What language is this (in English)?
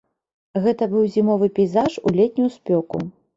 Belarusian